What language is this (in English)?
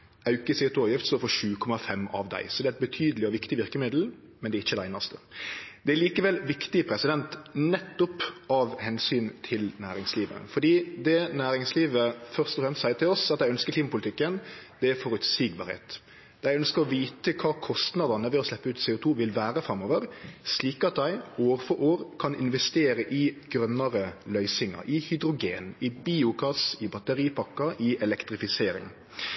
Norwegian Nynorsk